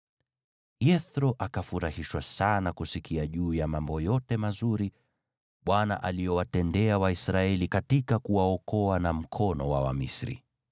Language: Swahili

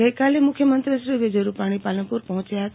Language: Gujarati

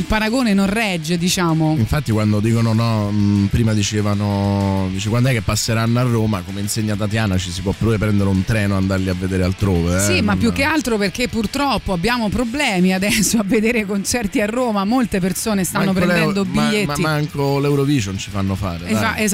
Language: Italian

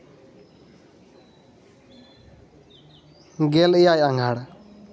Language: Santali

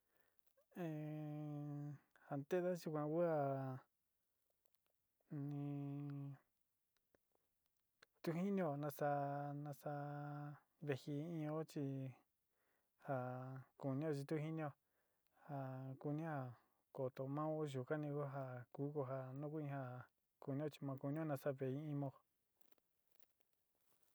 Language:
Sinicahua Mixtec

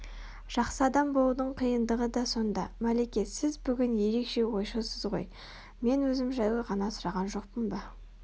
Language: Kazakh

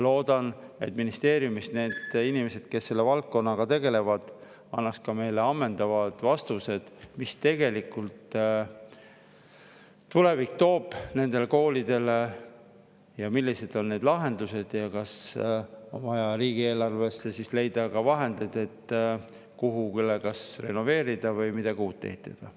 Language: Estonian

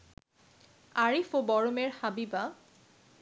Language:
Bangla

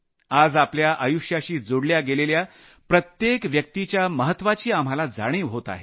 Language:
Marathi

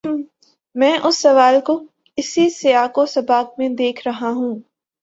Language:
Urdu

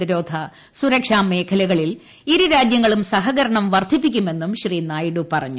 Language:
Malayalam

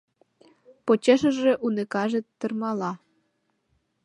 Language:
Mari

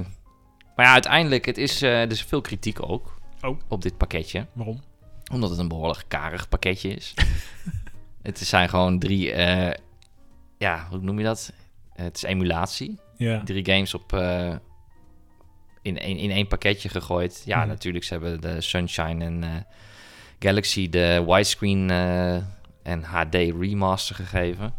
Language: Dutch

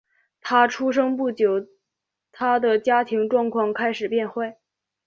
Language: Chinese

